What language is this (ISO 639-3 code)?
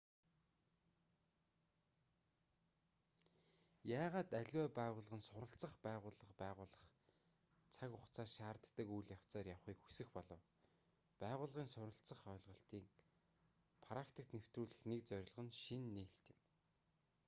mon